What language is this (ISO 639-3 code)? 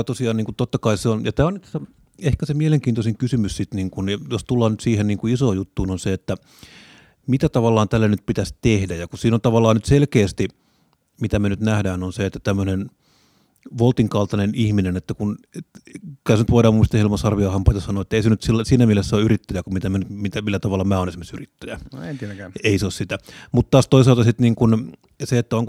fin